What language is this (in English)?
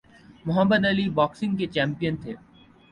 Urdu